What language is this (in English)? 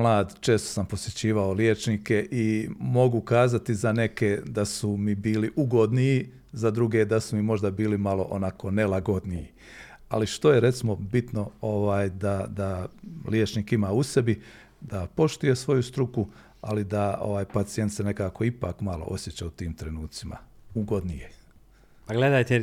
Croatian